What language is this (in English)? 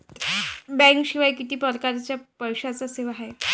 Marathi